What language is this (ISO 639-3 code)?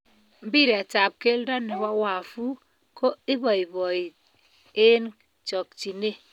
kln